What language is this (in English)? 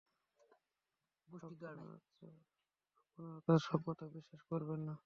Bangla